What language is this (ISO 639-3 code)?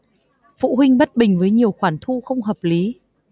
vie